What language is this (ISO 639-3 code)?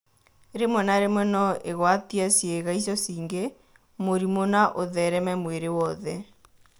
kik